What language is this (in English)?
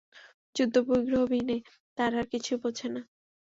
Bangla